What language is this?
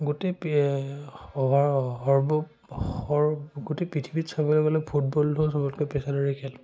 Assamese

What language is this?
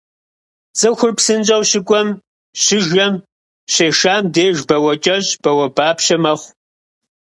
Kabardian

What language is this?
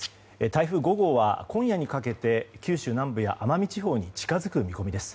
Japanese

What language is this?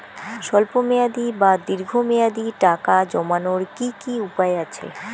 Bangla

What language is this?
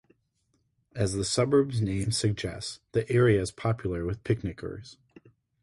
English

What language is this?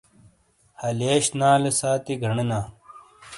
Shina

